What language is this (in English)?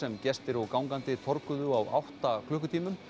Icelandic